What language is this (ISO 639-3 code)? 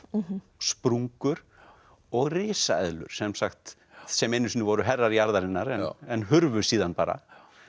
isl